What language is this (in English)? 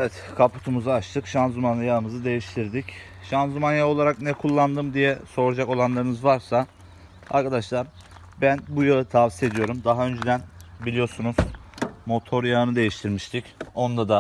Turkish